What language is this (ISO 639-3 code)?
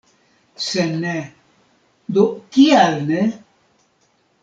epo